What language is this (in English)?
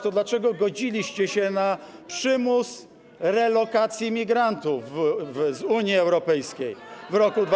Polish